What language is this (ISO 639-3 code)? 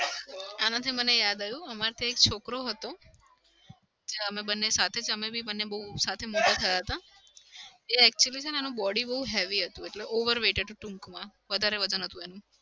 guj